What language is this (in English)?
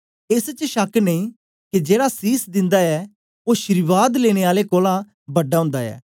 Dogri